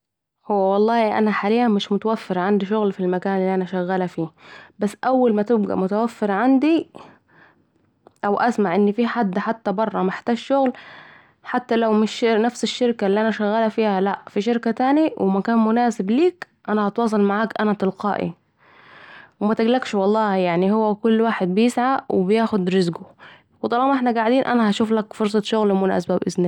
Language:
Saidi Arabic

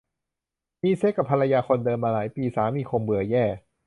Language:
Thai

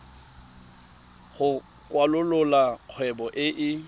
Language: Tswana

